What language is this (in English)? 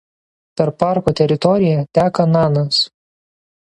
Lithuanian